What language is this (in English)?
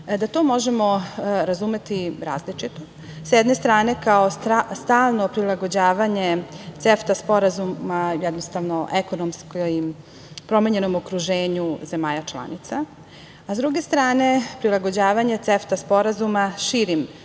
Serbian